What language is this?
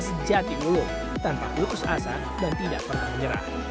Indonesian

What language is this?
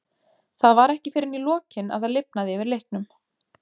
Icelandic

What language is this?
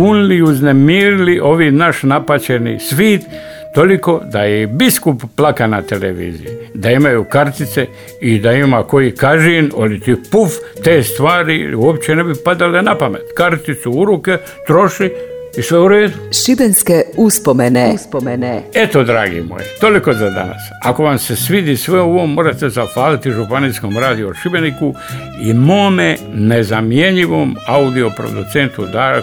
Croatian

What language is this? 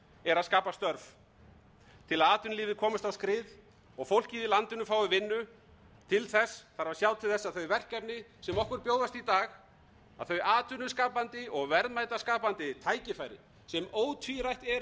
Icelandic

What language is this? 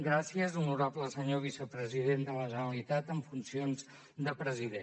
Catalan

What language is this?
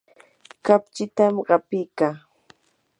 Yanahuanca Pasco Quechua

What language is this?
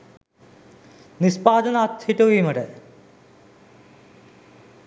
Sinhala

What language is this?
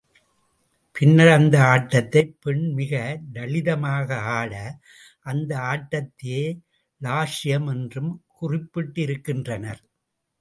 Tamil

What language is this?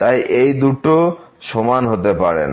Bangla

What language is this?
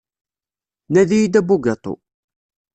Kabyle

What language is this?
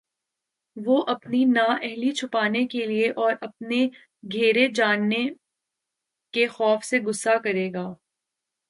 Urdu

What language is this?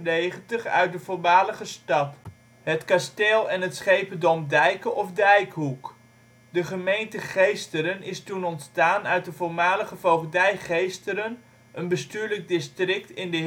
Dutch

